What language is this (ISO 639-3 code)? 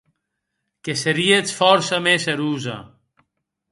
oci